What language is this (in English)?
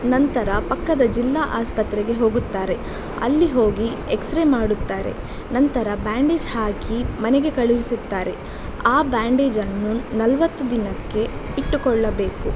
Kannada